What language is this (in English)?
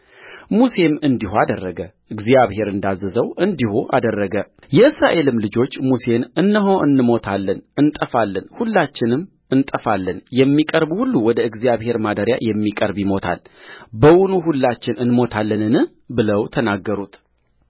Amharic